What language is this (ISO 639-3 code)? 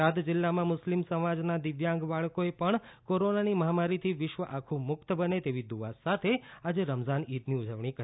guj